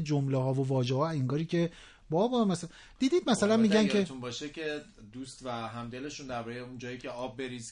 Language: Persian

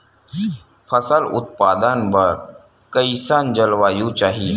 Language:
Chhattisgarhi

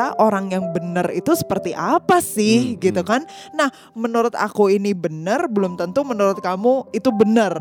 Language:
Indonesian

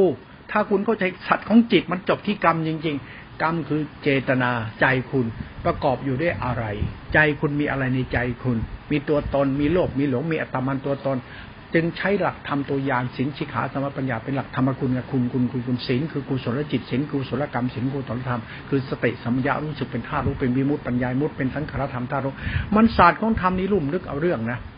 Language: Thai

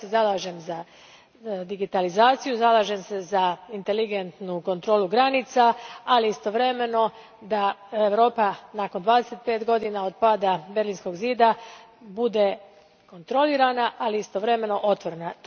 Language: Croatian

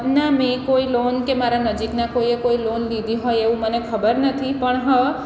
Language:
Gujarati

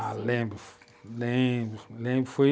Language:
Portuguese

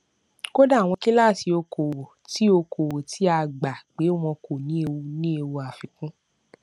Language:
Yoruba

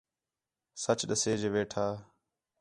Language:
Khetrani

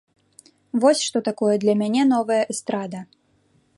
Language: Belarusian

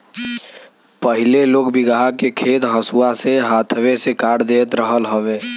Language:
Bhojpuri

